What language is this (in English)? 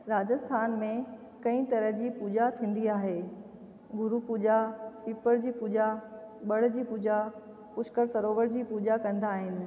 Sindhi